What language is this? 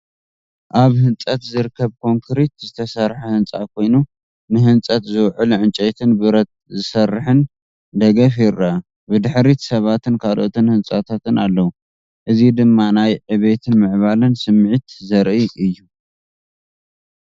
Tigrinya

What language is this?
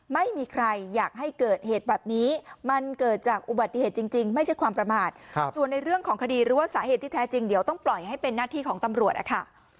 Thai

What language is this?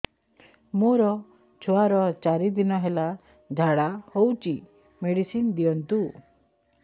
Odia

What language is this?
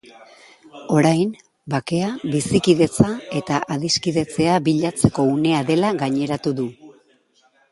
Basque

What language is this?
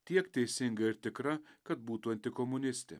Lithuanian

